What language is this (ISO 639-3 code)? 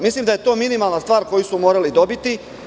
srp